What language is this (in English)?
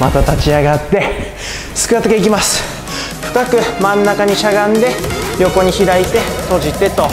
Japanese